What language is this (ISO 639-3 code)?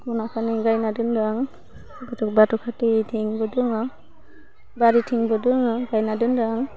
brx